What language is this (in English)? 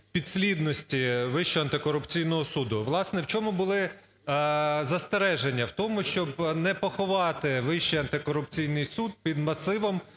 Ukrainian